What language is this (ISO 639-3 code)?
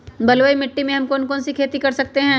mag